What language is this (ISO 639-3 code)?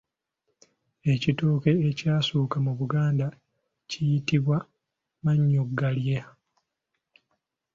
lug